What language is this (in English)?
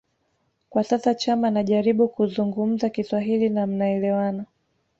Swahili